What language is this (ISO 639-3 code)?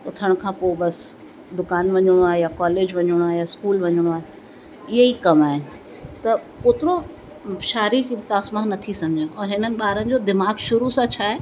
snd